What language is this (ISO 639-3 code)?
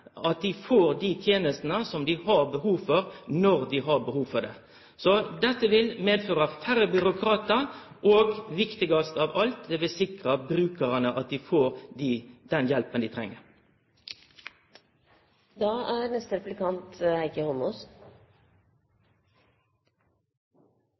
nno